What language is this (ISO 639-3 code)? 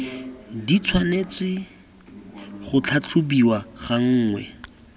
tsn